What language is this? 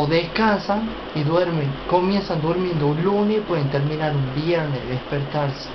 Spanish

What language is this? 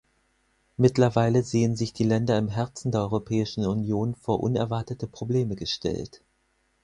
German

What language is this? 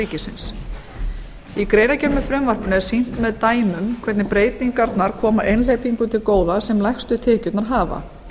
Icelandic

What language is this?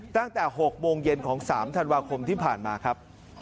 Thai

